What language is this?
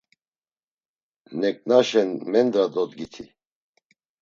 Laz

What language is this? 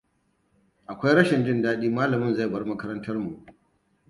Hausa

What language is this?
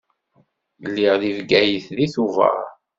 Kabyle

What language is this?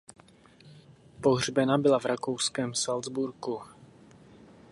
Czech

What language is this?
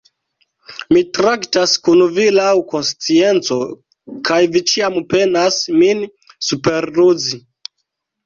Esperanto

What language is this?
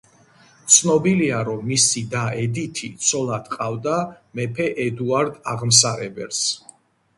Georgian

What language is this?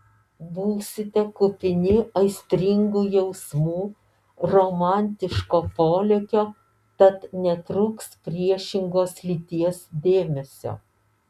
Lithuanian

